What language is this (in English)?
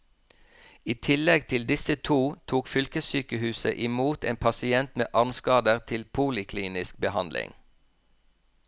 Norwegian